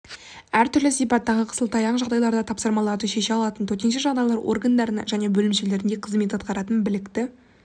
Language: Kazakh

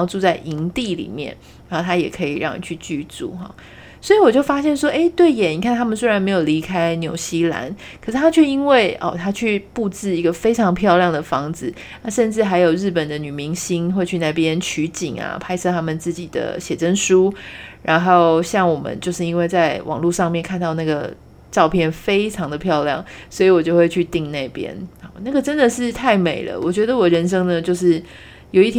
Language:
Chinese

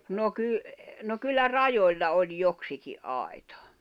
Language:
Finnish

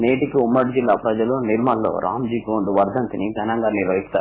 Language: Telugu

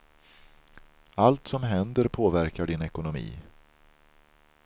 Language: Swedish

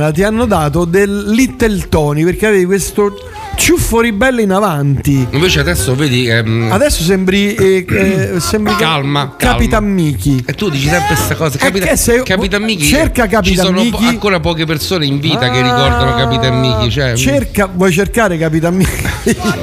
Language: Italian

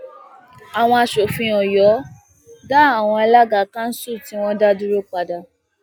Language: Yoruba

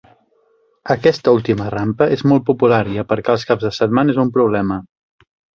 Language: Catalan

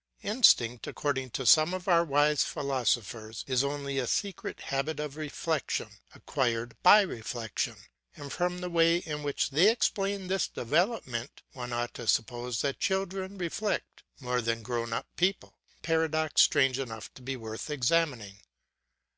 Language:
English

